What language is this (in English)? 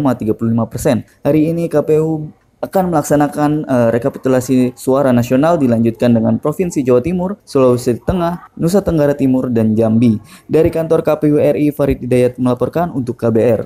Indonesian